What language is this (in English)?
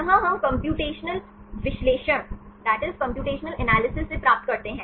Hindi